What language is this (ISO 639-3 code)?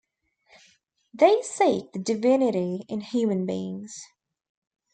eng